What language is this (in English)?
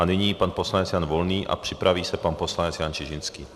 Czech